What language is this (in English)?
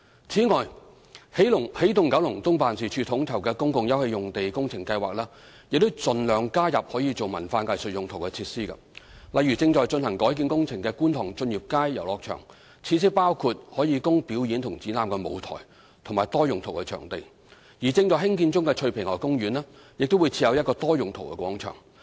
Cantonese